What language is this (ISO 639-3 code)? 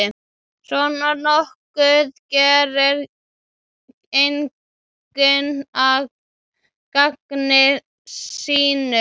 isl